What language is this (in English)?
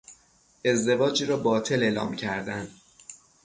Persian